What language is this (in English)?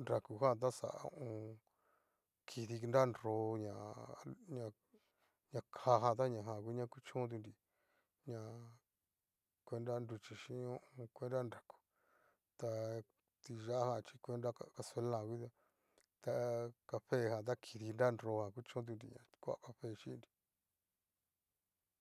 Cacaloxtepec Mixtec